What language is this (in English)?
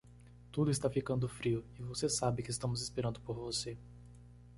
Portuguese